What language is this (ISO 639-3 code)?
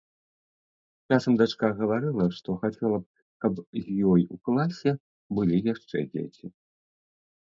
bel